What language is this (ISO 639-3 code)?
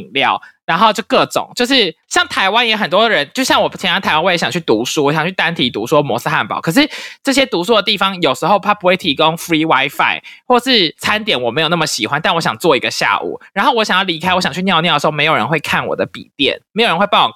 zho